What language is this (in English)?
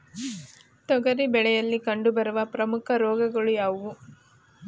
Kannada